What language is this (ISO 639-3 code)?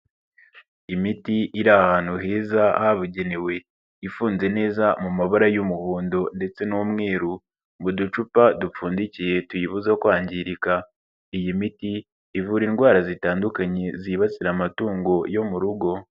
kin